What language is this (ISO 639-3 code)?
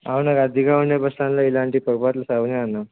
tel